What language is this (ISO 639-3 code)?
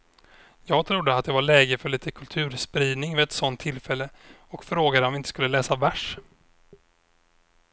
swe